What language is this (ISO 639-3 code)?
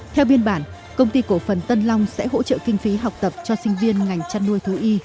vie